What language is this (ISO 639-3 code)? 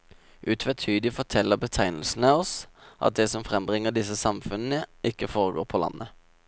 nor